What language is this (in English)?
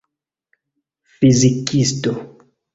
Esperanto